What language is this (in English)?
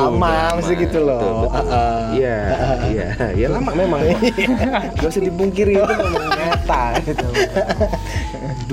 Indonesian